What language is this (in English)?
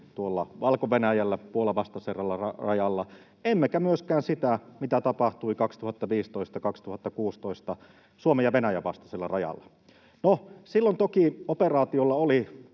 Finnish